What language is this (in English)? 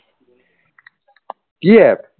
Assamese